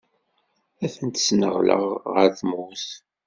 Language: Kabyle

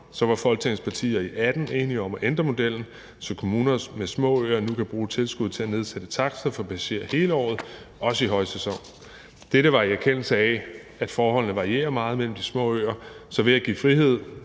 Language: Danish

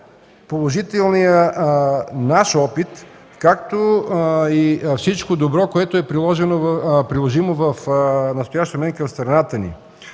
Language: Bulgarian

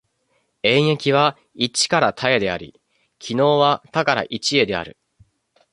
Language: Japanese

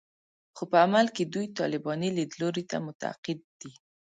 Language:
Pashto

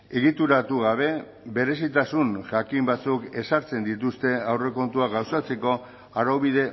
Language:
Basque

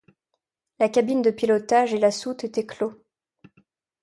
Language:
French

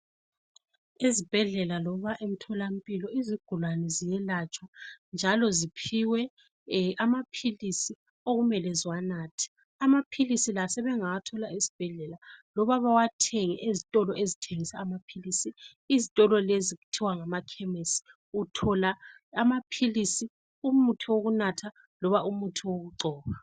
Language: North Ndebele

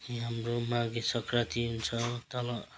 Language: Nepali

